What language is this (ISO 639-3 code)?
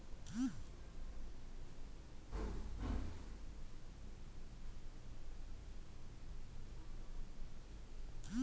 kan